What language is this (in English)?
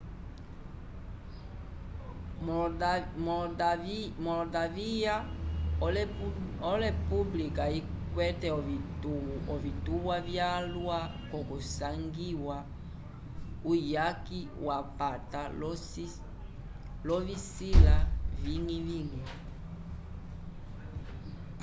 Umbundu